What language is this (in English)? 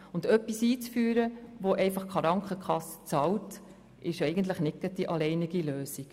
Swiss German